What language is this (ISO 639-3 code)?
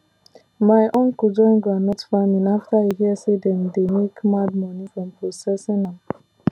pcm